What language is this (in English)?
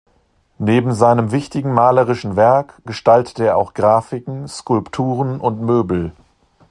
German